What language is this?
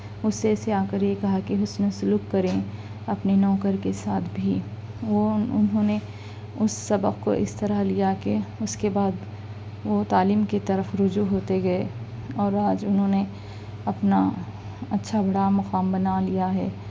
Urdu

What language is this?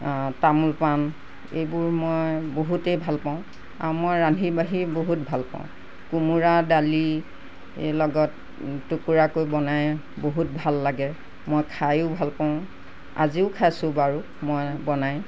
Assamese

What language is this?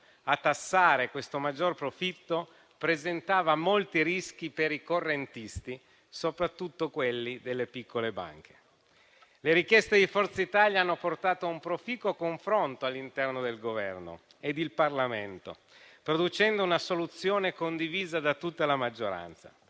Italian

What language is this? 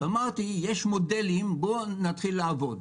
Hebrew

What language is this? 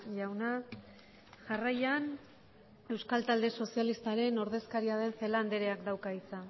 Basque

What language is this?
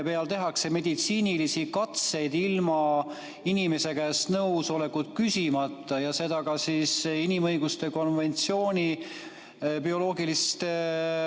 Estonian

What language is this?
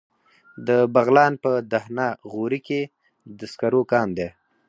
Pashto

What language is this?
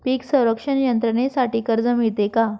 Marathi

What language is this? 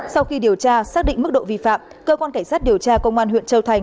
Vietnamese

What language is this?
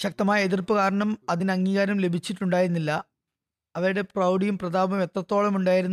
Malayalam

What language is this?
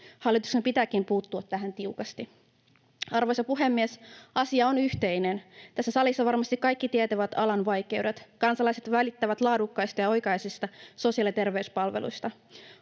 Finnish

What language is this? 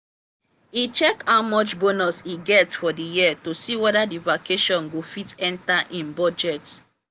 Nigerian Pidgin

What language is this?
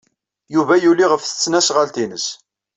Kabyle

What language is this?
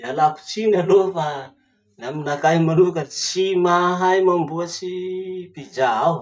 Masikoro Malagasy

